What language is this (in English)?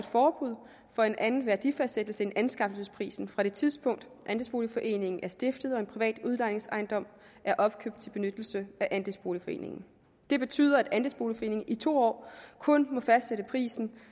Danish